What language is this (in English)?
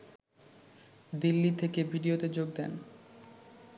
Bangla